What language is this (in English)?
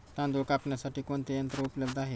Marathi